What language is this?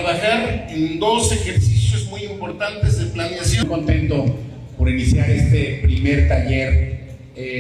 Spanish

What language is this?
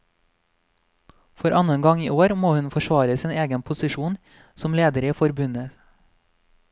Norwegian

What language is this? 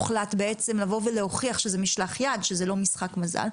Hebrew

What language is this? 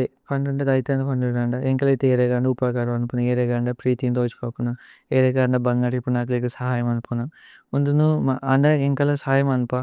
Tulu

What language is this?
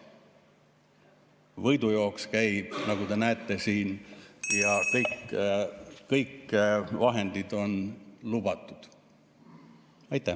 Estonian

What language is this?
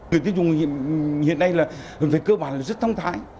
Vietnamese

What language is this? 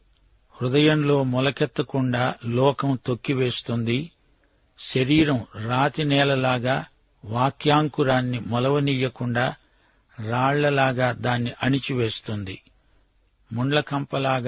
Telugu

